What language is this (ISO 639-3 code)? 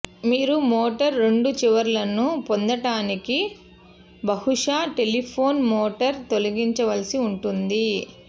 tel